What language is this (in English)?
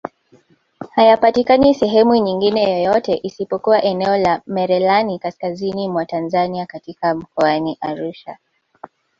Swahili